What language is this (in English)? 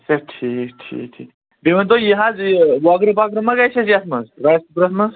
Kashmiri